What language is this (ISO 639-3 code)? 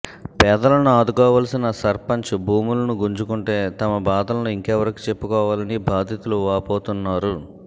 tel